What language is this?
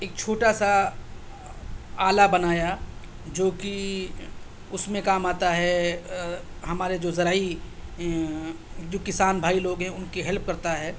Urdu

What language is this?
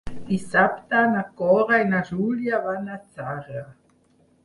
Catalan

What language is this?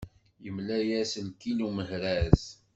Kabyle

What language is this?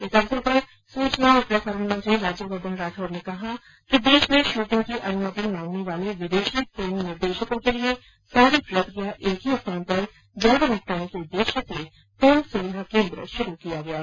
Hindi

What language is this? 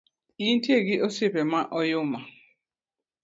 Luo (Kenya and Tanzania)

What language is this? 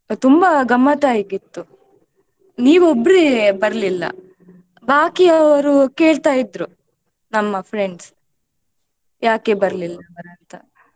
Kannada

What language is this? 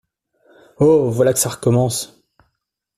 French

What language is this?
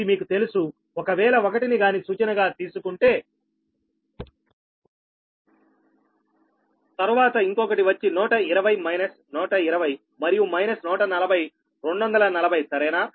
Telugu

